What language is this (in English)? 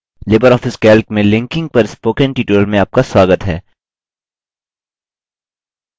Hindi